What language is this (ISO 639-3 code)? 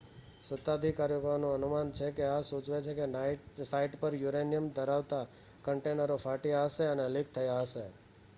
guj